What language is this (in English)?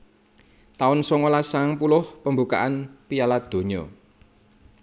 Javanese